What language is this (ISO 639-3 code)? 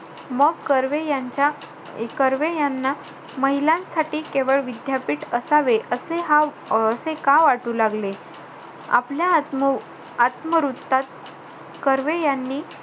mar